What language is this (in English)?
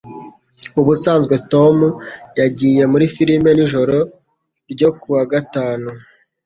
Kinyarwanda